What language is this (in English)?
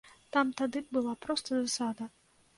Belarusian